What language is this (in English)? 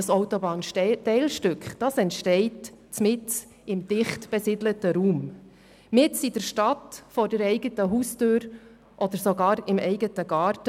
Swiss German